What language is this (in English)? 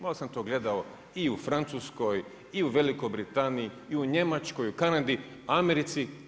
Croatian